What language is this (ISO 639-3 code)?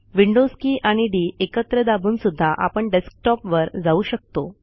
mar